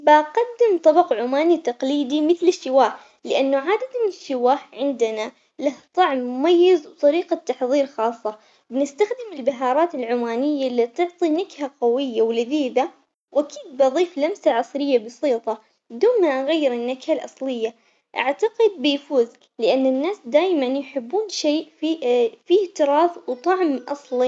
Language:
Omani Arabic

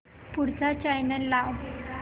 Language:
Marathi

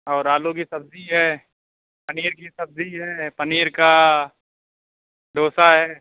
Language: Urdu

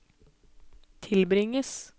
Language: Norwegian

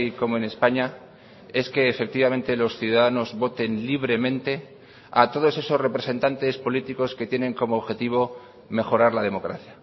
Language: Spanish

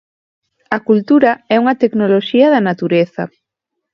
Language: Galician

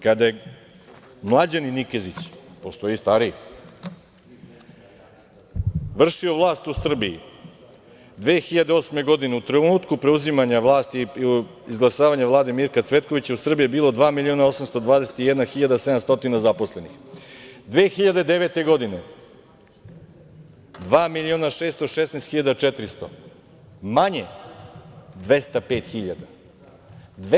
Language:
Serbian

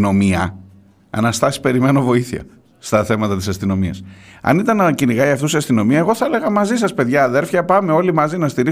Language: Greek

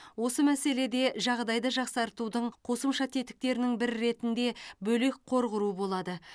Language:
Kazakh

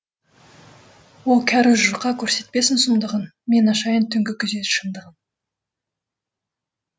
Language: Kazakh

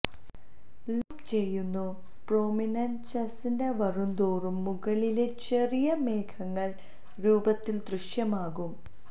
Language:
Malayalam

